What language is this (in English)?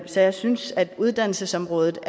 Danish